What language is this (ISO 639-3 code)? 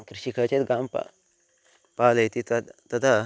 san